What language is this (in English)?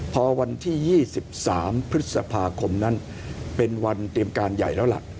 Thai